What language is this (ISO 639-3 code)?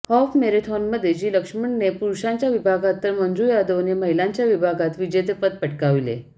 mar